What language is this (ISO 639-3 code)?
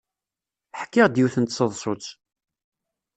kab